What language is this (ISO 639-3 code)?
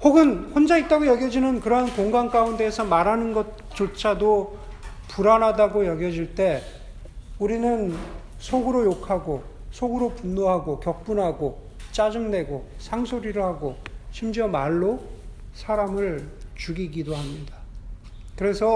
kor